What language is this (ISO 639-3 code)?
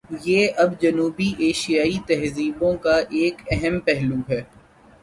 urd